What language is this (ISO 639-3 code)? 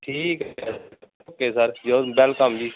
pan